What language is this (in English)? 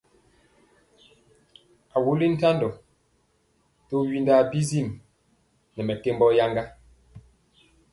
Mpiemo